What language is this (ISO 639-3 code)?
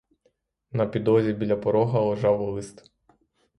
ukr